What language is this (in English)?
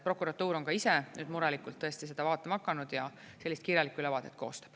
Estonian